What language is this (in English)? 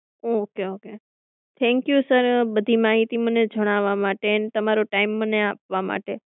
Gujarati